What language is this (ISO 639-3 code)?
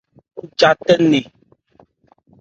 ebr